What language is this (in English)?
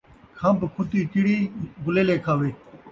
Saraiki